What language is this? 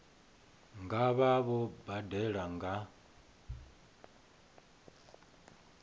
Venda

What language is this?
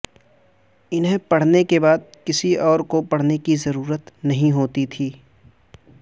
Urdu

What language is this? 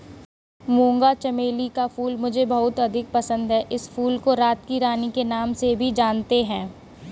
Hindi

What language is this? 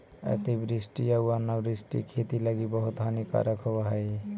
Magahi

